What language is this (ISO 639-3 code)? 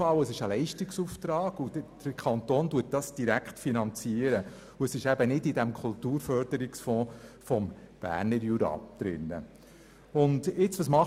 gsw